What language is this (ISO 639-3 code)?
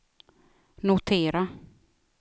swe